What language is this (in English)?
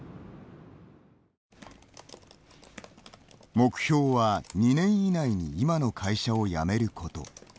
Japanese